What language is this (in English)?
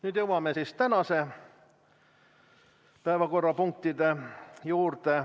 Estonian